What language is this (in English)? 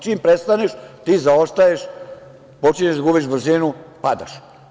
Serbian